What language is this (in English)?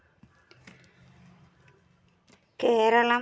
Malayalam